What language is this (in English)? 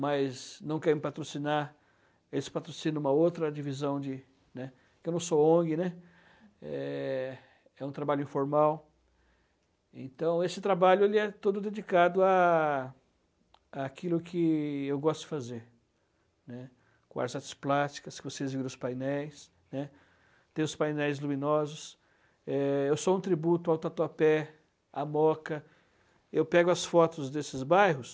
Portuguese